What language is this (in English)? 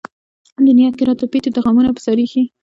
Pashto